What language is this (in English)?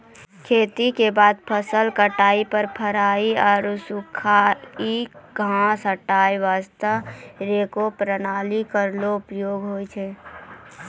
Maithili